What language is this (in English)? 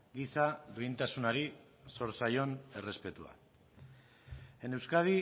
Basque